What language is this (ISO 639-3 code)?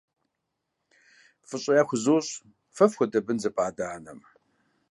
kbd